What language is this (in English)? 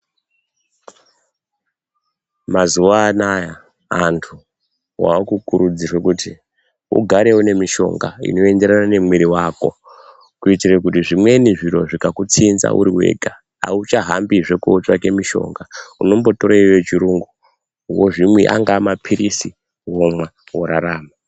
Ndau